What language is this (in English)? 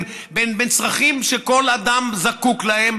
Hebrew